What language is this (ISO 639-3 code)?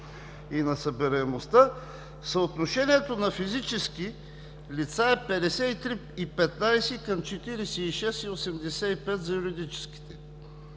bul